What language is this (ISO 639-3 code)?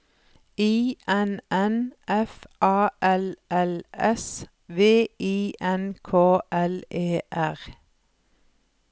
nor